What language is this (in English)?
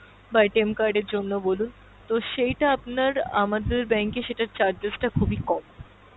Bangla